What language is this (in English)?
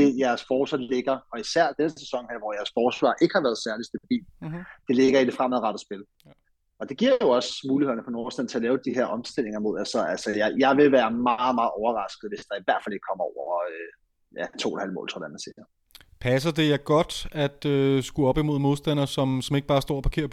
Danish